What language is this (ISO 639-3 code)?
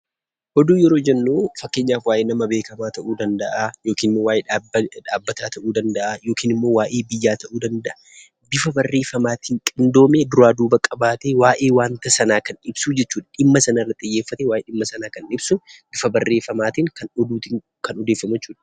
orm